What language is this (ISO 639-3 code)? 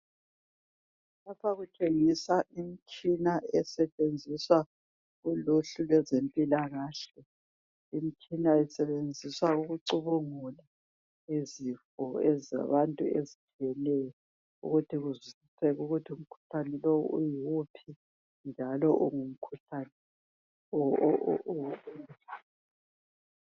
nde